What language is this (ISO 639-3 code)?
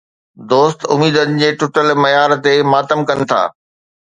snd